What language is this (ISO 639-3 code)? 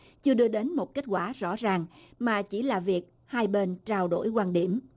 vie